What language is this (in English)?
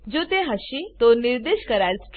Gujarati